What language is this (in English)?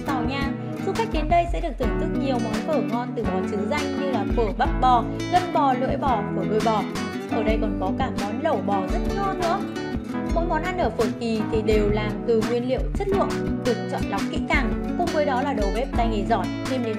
Vietnamese